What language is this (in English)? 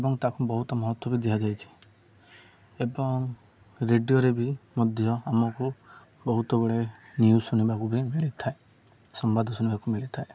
Odia